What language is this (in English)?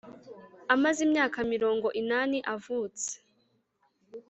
Kinyarwanda